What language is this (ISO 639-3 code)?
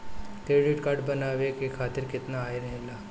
bho